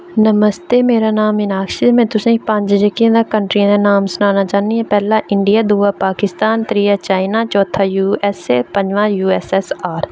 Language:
Dogri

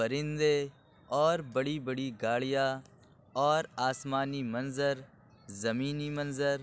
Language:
Urdu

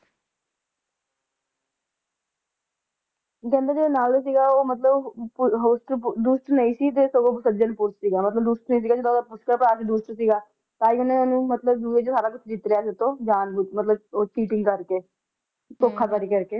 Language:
Punjabi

